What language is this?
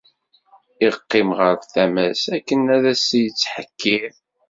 Kabyle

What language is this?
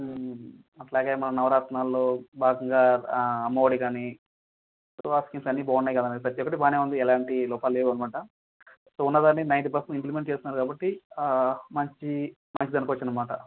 Telugu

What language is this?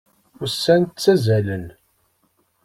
Kabyle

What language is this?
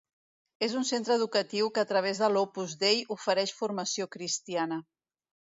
Catalan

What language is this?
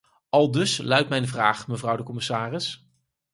Dutch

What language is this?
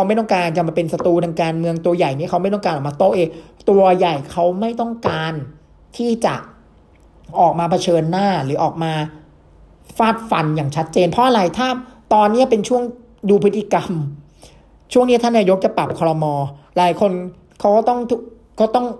Thai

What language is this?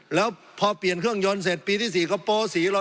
Thai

